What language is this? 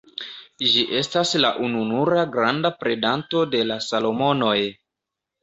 Esperanto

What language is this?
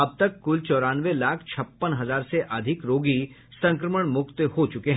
Hindi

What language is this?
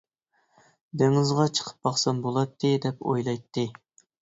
Uyghur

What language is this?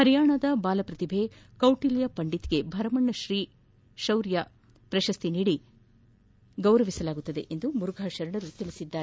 Kannada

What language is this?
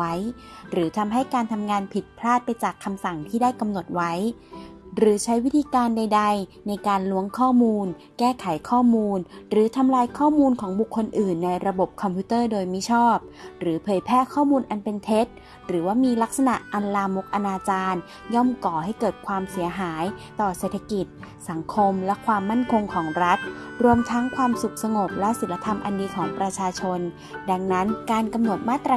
Thai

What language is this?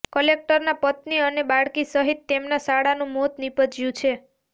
Gujarati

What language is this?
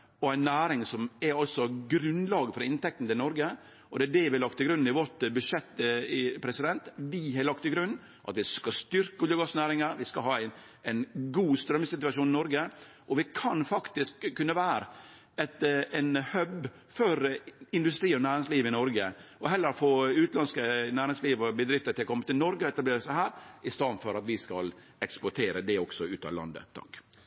Norwegian Nynorsk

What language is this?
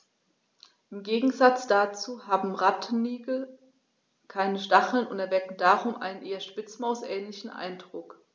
German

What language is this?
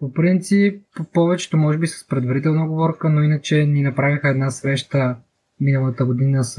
Bulgarian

